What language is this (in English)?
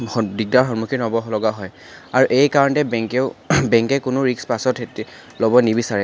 Assamese